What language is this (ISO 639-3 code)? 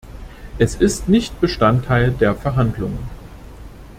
deu